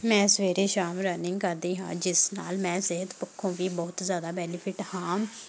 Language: Punjabi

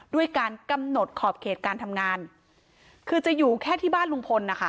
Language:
Thai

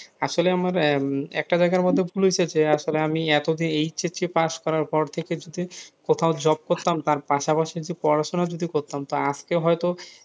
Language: Bangla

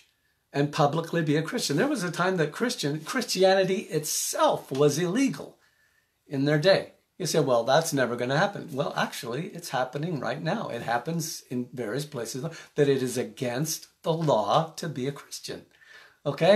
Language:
English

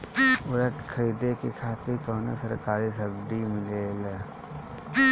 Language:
Bhojpuri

